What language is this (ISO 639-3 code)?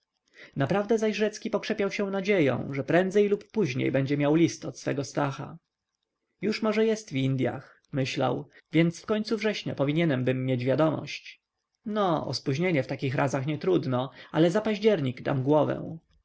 pol